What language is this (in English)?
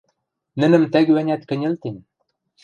Western Mari